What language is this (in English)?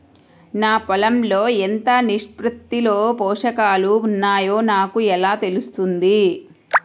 Telugu